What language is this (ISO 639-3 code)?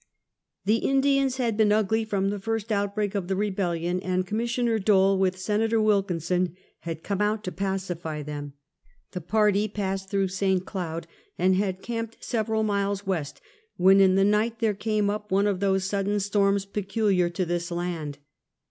eng